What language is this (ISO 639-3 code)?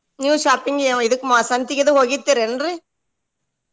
kan